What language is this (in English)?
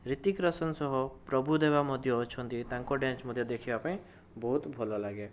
Odia